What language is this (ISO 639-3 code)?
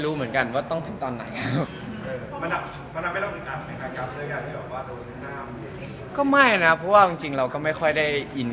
tha